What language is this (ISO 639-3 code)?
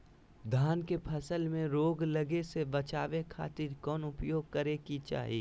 mag